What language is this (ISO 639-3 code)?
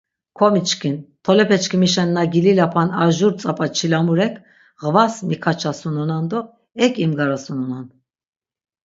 lzz